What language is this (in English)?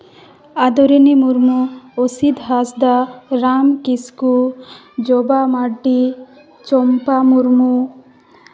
Santali